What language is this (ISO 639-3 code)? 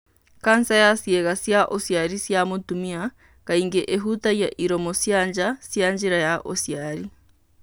kik